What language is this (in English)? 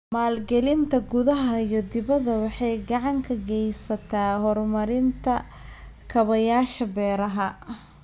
Somali